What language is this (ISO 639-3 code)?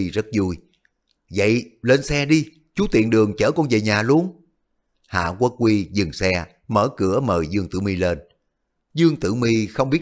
vie